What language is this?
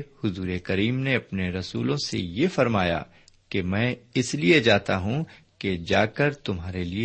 Urdu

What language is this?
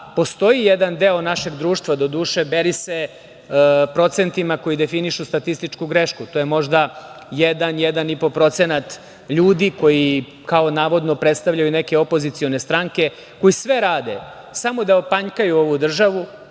Serbian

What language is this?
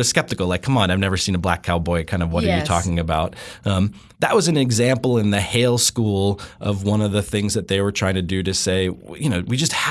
English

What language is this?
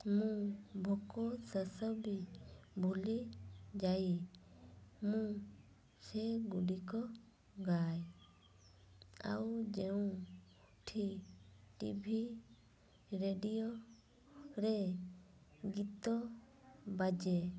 Odia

